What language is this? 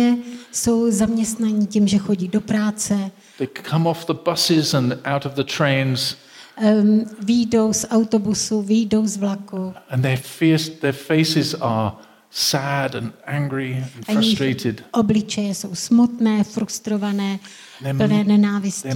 Czech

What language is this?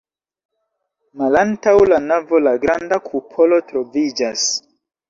Esperanto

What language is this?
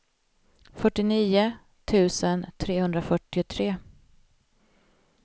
Swedish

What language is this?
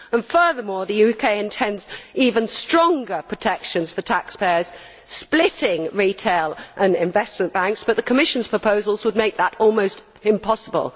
English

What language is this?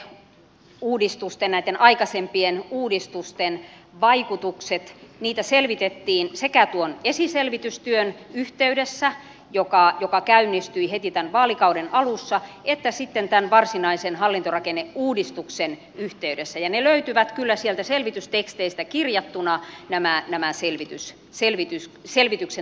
Finnish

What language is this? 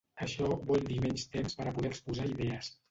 Catalan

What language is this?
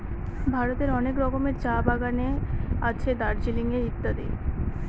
Bangla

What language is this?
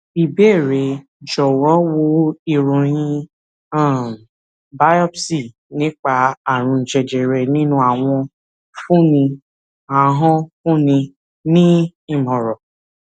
Yoruba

